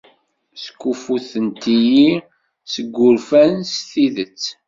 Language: Kabyle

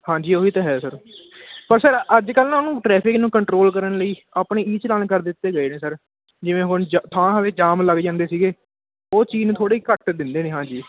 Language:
Punjabi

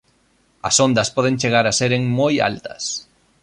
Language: Galician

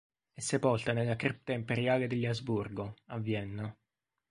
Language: Italian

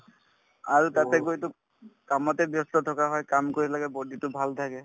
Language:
Assamese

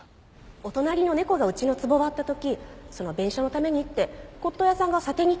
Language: Japanese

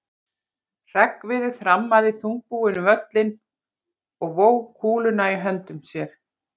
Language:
Icelandic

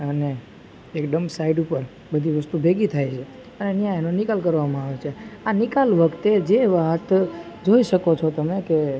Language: Gujarati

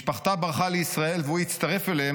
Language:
Hebrew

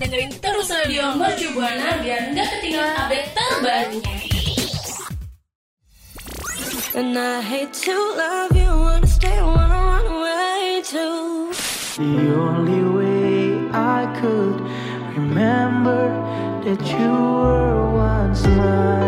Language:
Indonesian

